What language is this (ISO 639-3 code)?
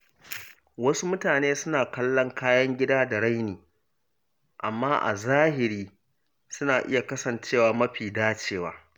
hau